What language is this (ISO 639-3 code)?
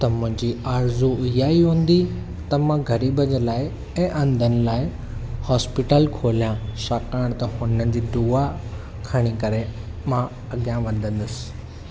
snd